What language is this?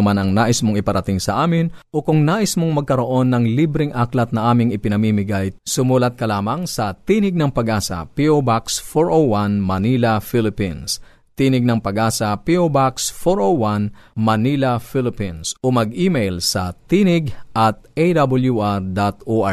Filipino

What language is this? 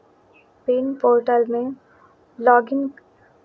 Maithili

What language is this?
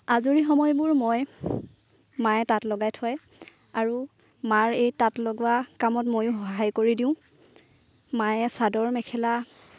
Assamese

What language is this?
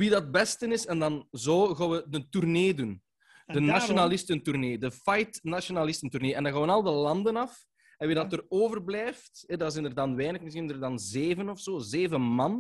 Dutch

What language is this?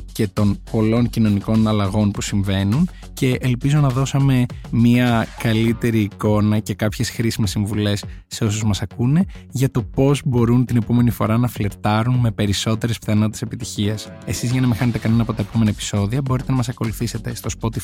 Greek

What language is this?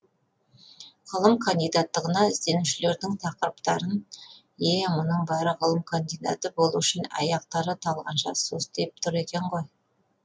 Kazakh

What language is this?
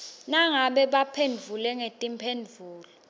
Swati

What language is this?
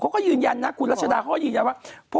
Thai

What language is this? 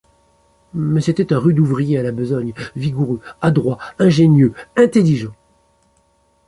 French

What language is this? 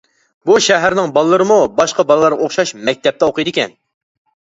Uyghur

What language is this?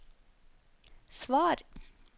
Norwegian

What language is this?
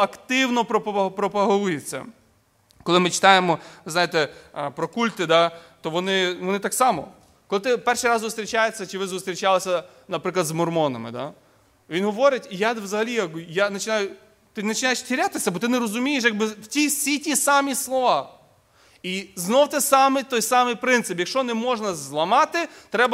Ukrainian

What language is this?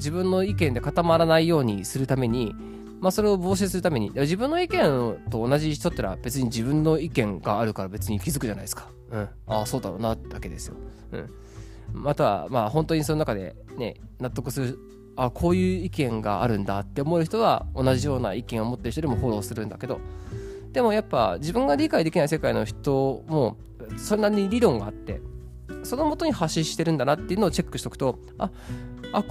Japanese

